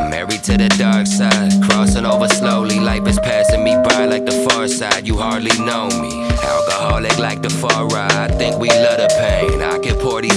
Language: English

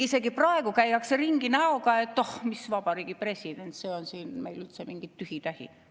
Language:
Estonian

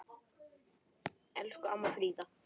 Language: Icelandic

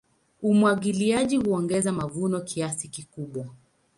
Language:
Swahili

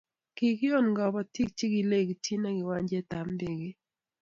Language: Kalenjin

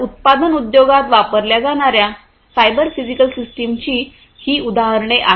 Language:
Marathi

